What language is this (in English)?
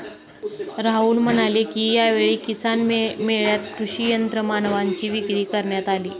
Marathi